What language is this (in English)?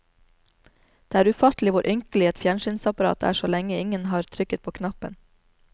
Norwegian